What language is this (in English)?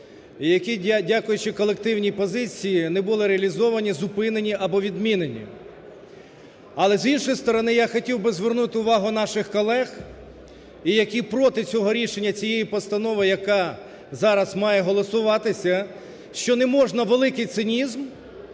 Ukrainian